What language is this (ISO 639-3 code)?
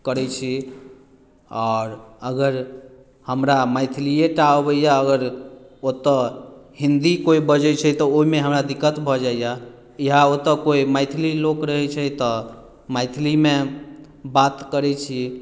mai